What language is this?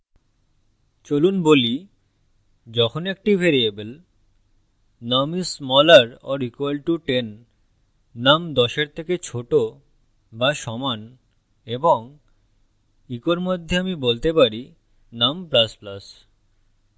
Bangla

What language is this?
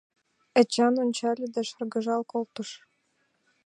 Mari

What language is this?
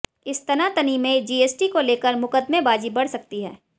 Hindi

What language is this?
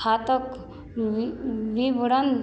Maithili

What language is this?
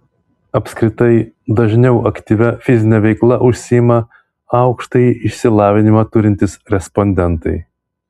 Lithuanian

